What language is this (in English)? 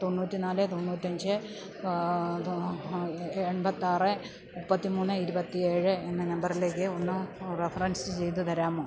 Malayalam